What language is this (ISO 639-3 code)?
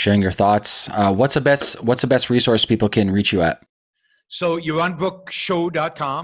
eng